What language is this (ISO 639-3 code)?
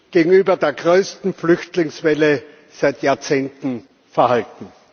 deu